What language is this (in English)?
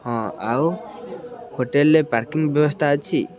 Odia